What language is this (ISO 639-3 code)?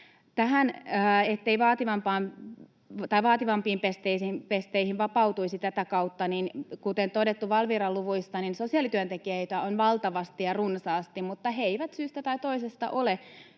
fin